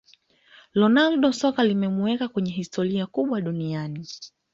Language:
Swahili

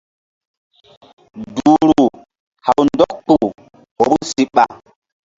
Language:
Mbum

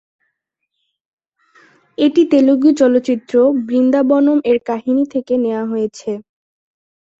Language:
Bangla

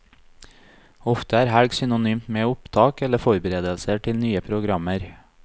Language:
Norwegian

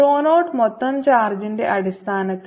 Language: Malayalam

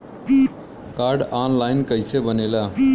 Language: Bhojpuri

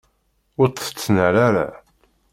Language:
Kabyle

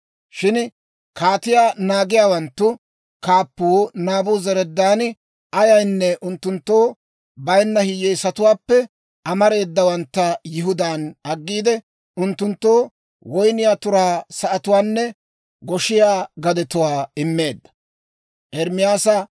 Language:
Dawro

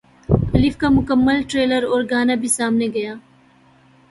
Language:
Urdu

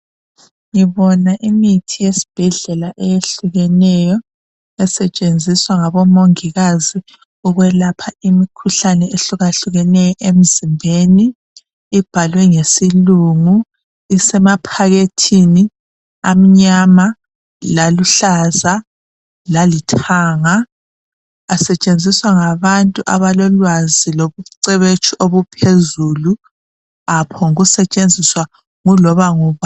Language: North Ndebele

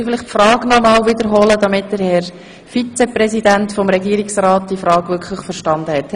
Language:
Swiss German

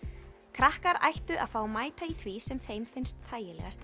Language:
Icelandic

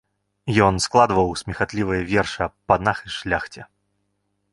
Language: Belarusian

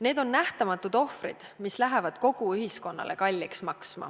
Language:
Estonian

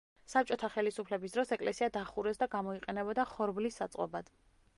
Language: Georgian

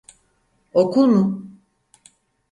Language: Turkish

